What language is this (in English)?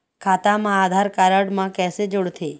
Chhattisgarhi